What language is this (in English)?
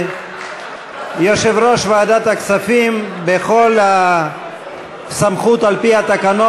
Hebrew